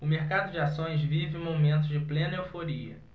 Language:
Portuguese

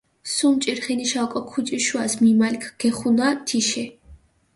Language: Mingrelian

